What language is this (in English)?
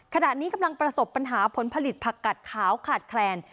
Thai